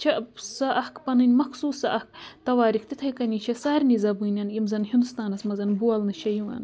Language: Kashmiri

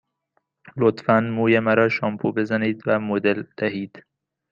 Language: Persian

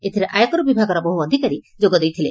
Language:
Odia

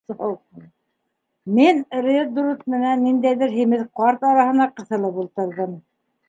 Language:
Bashkir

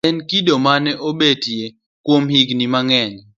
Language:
Luo (Kenya and Tanzania)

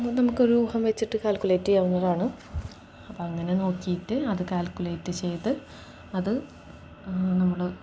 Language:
Malayalam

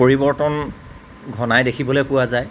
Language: Assamese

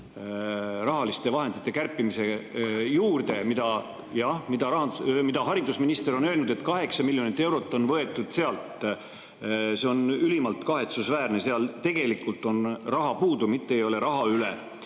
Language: Estonian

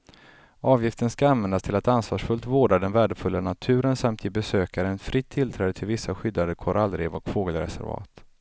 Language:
Swedish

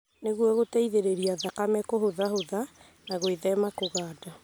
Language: Kikuyu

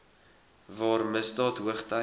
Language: Afrikaans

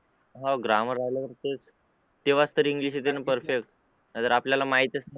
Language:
Marathi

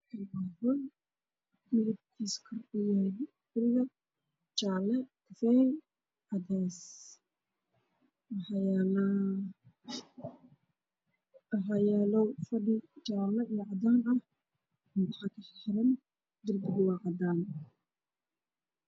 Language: Somali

